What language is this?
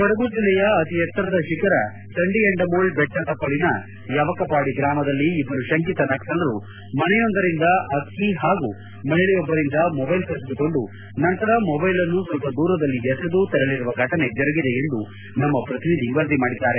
Kannada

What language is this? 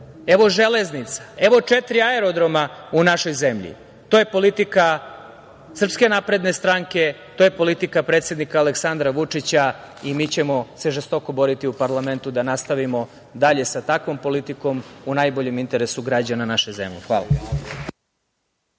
Serbian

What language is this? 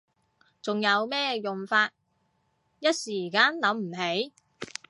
Cantonese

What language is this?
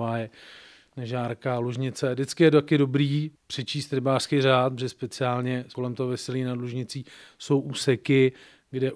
Czech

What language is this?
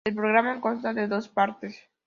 Spanish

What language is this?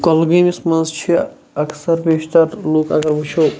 Kashmiri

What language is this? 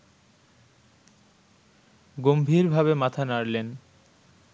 Bangla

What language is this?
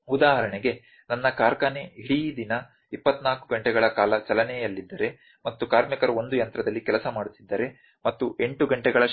Kannada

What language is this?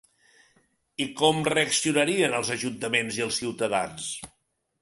Catalan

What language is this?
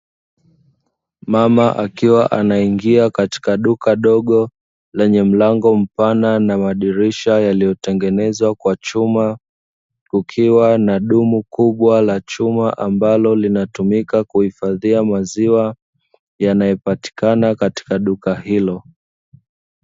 Swahili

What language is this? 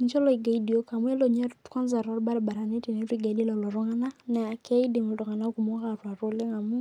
Masai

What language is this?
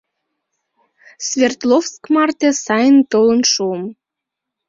Mari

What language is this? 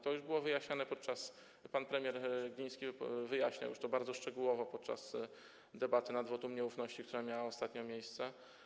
Polish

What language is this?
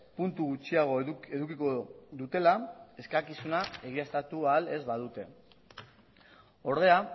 Basque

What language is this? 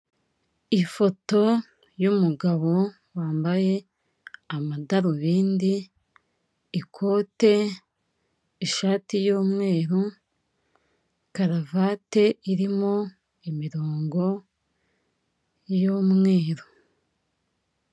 Kinyarwanda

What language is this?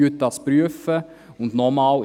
Swiss German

